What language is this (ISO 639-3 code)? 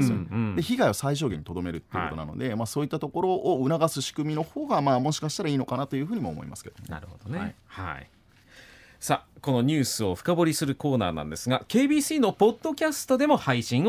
jpn